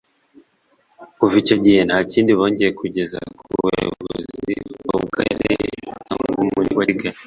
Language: Kinyarwanda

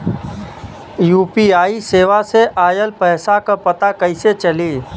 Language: Bhojpuri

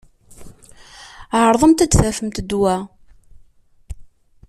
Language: Kabyle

